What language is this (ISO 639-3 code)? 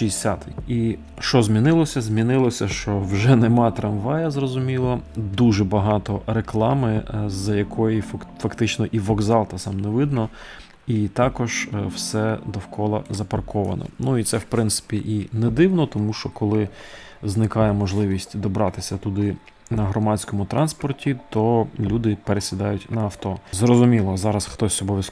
ukr